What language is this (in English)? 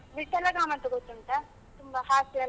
Kannada